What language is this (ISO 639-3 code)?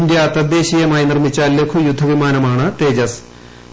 mal